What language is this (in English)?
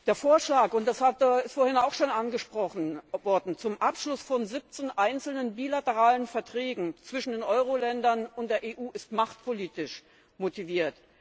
German